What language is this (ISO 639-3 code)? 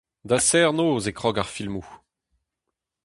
bre